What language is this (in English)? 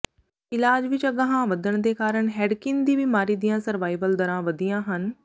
Punjabi